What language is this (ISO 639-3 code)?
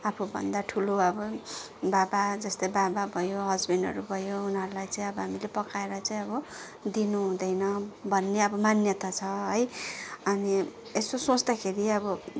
nep